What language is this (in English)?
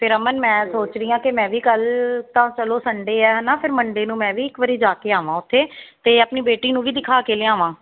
Punjabi